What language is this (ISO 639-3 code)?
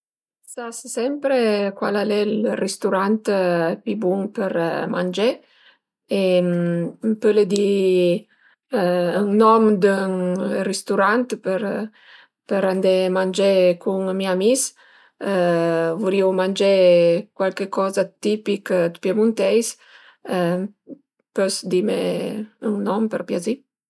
pms